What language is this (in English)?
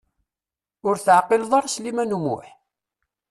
Kabyle